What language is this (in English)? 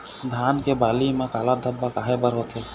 Chhattisgarhi